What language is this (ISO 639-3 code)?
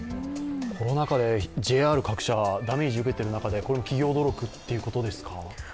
jpn